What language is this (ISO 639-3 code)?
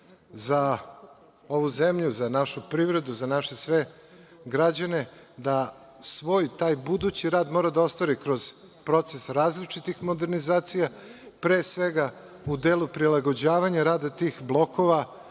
srp